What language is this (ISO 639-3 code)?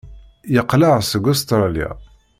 kab